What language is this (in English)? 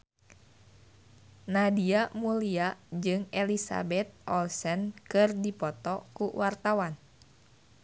Sundanese